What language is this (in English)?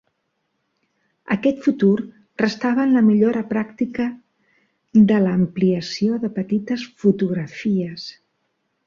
Catalan